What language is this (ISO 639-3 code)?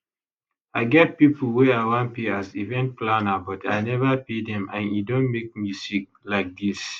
pcm